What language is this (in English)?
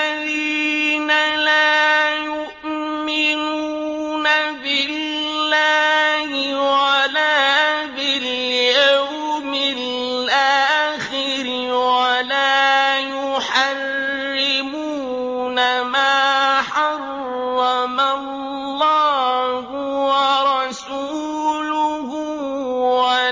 Arabic